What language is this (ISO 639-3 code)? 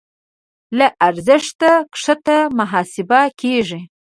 pus